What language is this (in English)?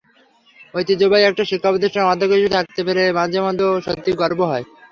Bangla